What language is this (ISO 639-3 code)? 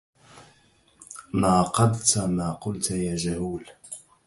ara